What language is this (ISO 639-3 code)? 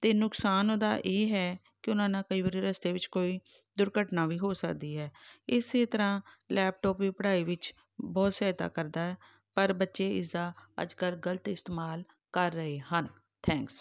pan